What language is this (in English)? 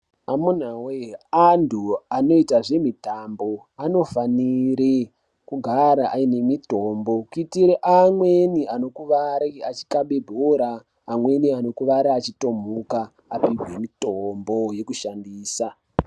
Ndau